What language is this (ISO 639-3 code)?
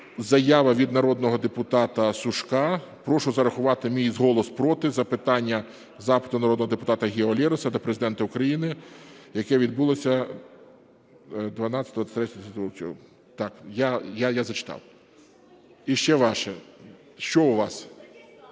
ukr